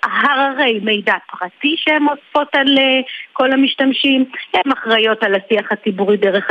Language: Hebrew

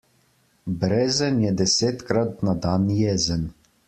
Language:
Slovenian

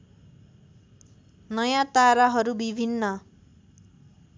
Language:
Nepali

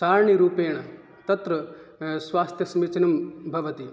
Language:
Sanskrit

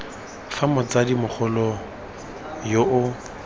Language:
Tswana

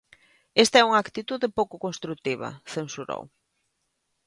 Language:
Galician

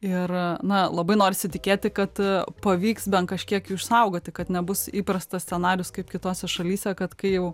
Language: Lithuanian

